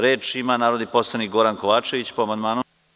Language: Serbian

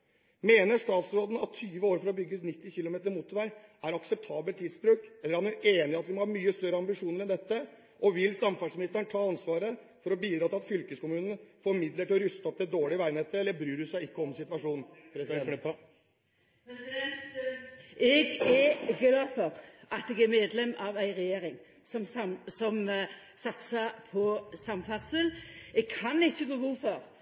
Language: Norwegian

